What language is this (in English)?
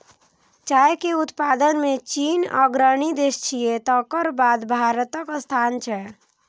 Maithili